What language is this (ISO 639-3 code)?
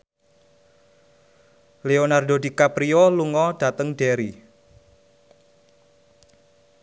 jav